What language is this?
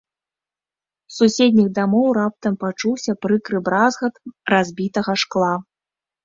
Belarusian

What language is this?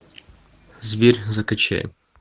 Russian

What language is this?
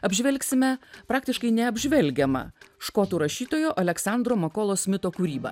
Lithuanian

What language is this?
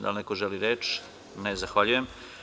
Serbian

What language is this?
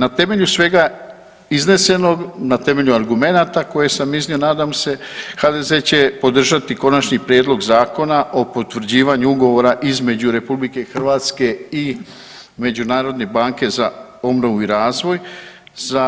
Croatian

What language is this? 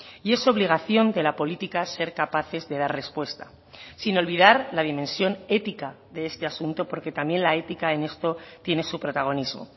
Spanish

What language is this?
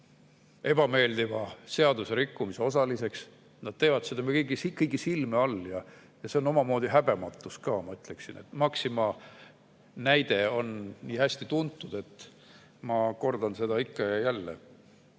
Estonian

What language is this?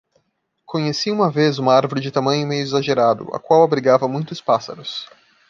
Portuguese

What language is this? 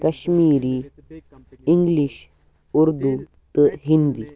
Kashmiri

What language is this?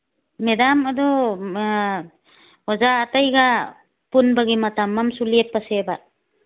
Manipuri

